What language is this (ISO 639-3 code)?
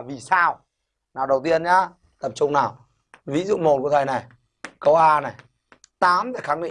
vie